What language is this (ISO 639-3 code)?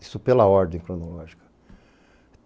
por